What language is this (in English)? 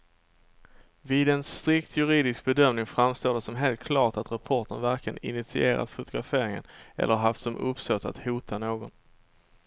Swedish